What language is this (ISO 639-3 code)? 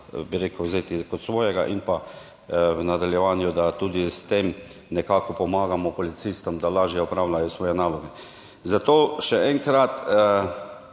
slv